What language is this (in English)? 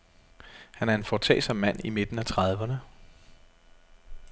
Danish